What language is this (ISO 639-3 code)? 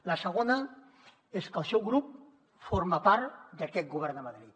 cat